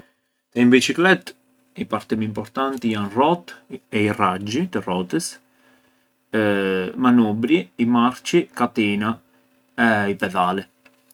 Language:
Arbëreshë Albanian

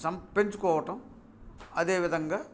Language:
Telugu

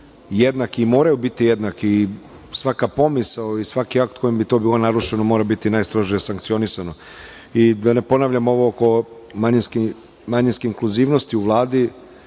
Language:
Serbian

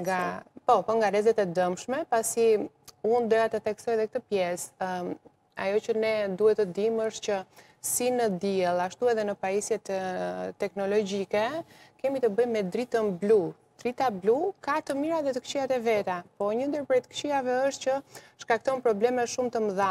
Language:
Romanian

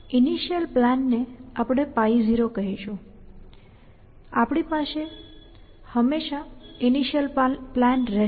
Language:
Gujarati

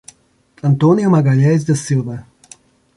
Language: Portuguese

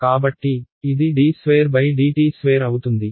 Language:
Telugu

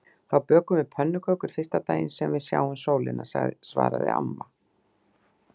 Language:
Icelandic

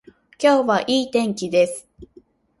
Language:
Japanese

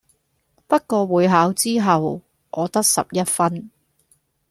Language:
Cantonese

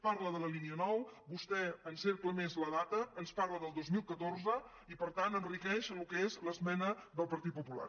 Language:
Catalan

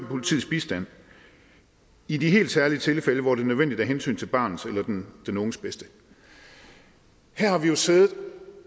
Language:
Danish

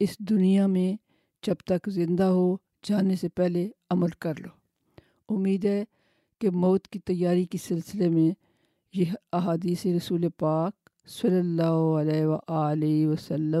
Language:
Urdu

